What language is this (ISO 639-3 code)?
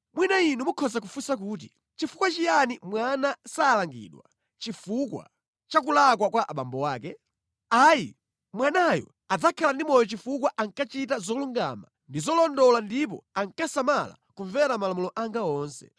nya